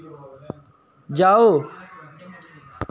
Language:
Dogri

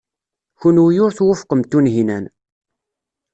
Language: Kabyle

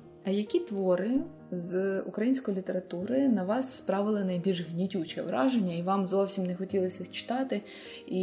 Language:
Ukrainian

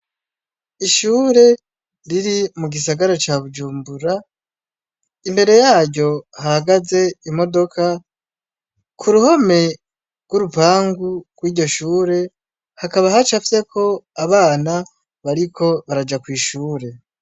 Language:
Rundi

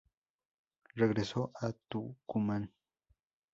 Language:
Spanish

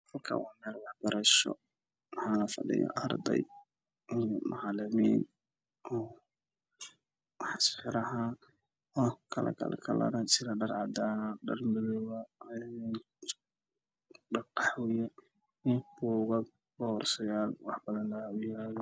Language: Somali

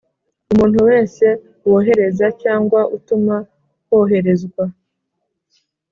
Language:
Kinyarwanda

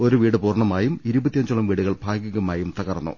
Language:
Malayalam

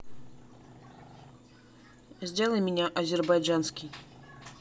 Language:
Russian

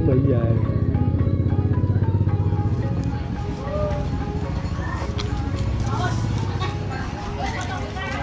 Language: Vietnamese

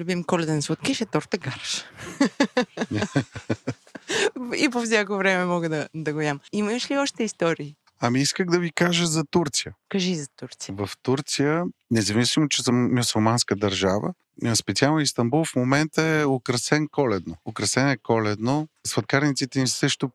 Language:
Bulgarian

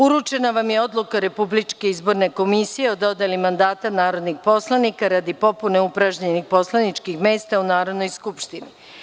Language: Serbian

